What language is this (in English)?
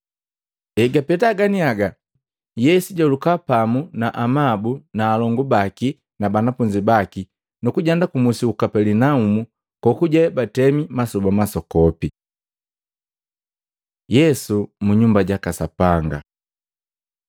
Matengo